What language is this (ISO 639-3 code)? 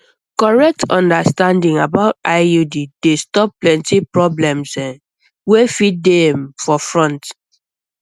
pcm